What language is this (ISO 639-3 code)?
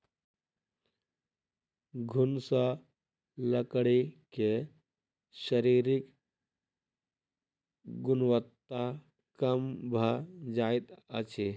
mai